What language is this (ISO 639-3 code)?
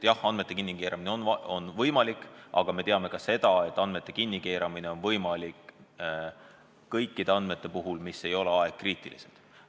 est